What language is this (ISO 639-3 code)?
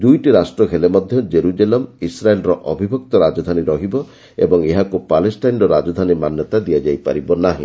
ori